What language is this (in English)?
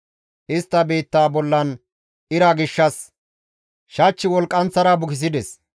Gamo